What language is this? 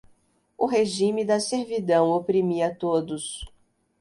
Portuguese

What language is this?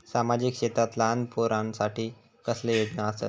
Marathi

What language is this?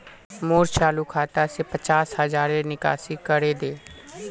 Magahi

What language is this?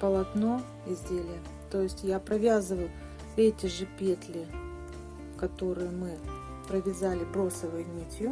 Russian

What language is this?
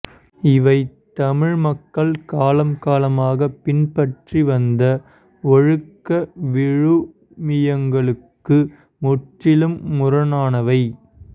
Tamil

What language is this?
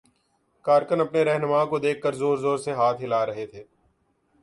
Urdu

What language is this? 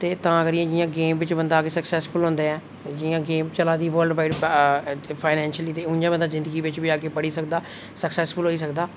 Dogri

